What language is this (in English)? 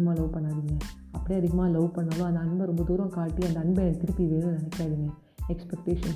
Tamil